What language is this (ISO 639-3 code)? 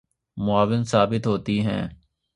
urd